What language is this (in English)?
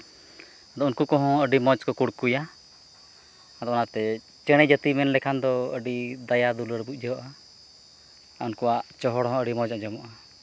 Santali